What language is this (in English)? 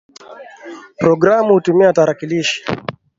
Swahili